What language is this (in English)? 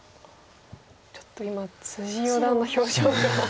Japanese